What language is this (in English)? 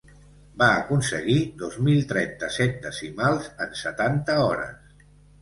Catalan